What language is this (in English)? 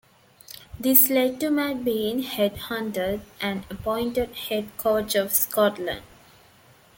English